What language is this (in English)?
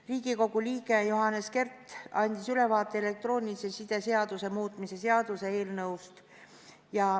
Estonian